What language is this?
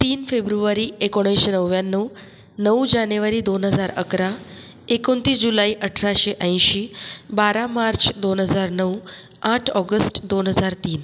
Marathi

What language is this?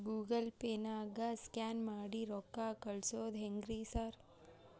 Kannada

